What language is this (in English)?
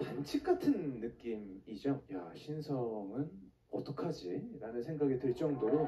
Korean